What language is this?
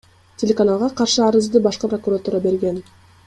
Kyrgyz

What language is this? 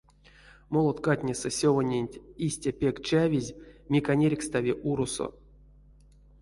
Erzya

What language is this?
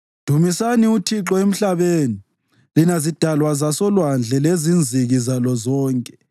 North Ndebele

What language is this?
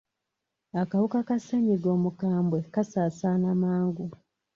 Ganda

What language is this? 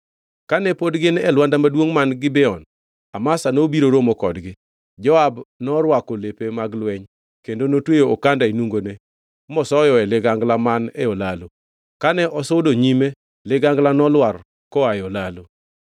Luo (Kenya and Tanzania)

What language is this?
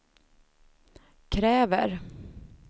Swedish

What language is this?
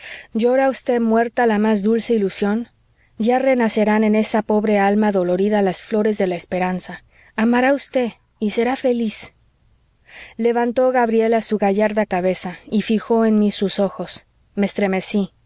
Spanish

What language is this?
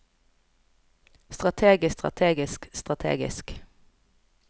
Norwegian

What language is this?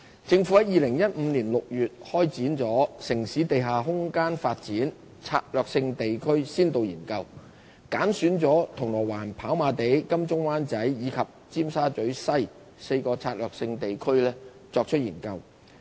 Cantonese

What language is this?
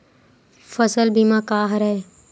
Chhattisgarhi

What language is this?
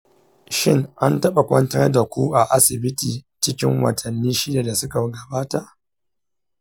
Hausa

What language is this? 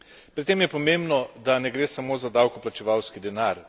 Slovenian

